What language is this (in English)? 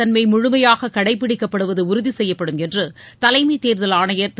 Tamil